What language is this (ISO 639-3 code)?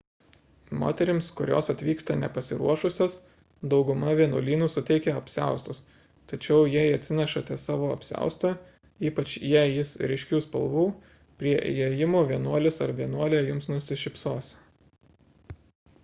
lit